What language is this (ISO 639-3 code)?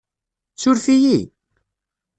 kab